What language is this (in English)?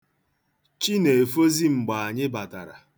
Igbo